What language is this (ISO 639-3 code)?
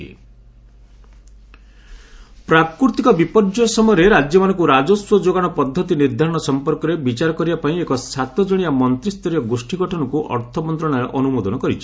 ori